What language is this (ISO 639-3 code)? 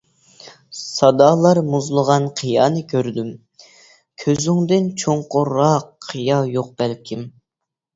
uig